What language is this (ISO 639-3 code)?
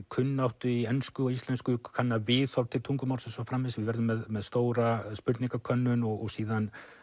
isl